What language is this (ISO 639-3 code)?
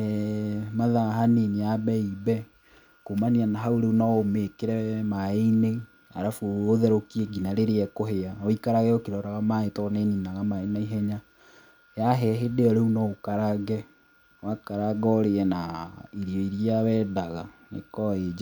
kik